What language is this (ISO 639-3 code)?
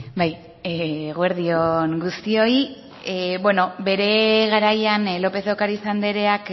eus